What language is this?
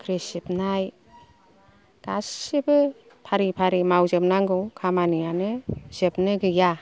Bodo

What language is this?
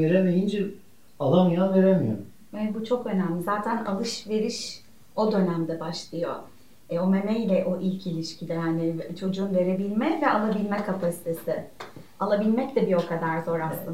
Turkish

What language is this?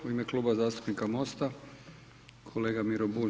Croatian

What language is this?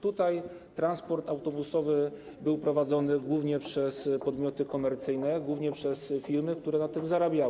Polish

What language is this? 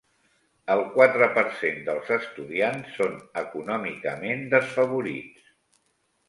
Catalan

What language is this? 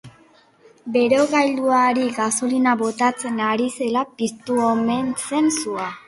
Basque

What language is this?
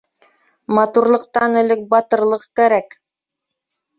Bashkir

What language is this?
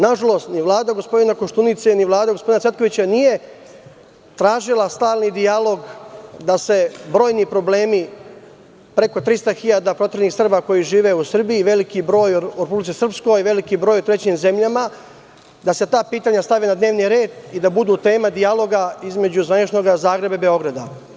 Serbian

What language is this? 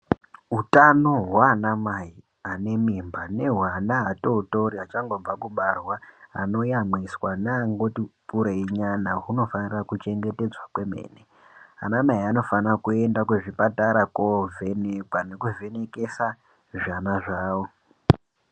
Ndau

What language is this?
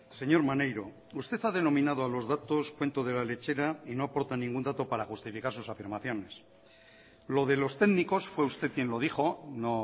Spanish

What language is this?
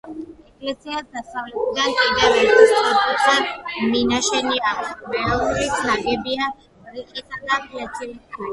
Georgian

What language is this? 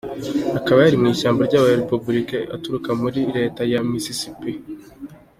Kinyarwanda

